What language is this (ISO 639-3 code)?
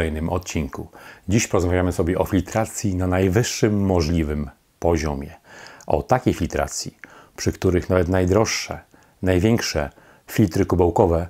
pol